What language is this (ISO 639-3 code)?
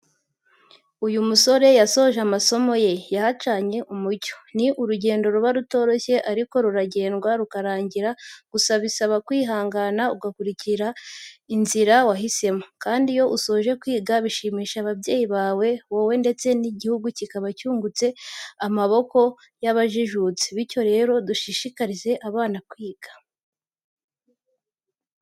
kin